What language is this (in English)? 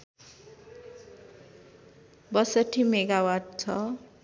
Nepali